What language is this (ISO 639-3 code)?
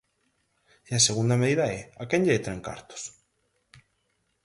glg